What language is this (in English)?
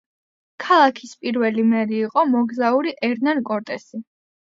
Georgian